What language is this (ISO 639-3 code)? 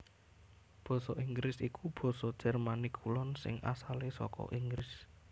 jav